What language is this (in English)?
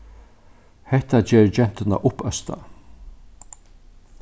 Faroese